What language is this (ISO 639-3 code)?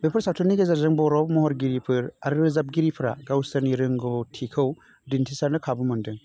brx